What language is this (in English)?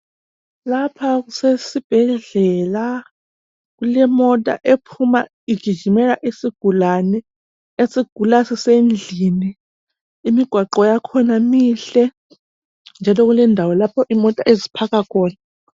North Ndebele